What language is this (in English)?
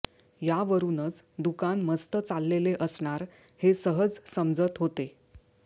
Marathi